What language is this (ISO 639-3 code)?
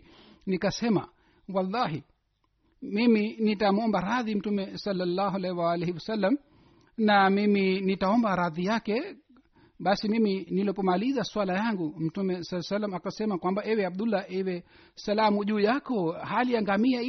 swa